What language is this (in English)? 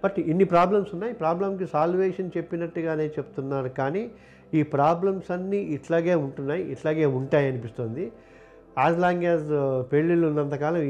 Telugu